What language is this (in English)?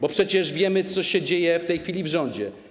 Polish